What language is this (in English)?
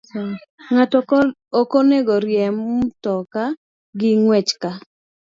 Luo (Kenya and Tanzania)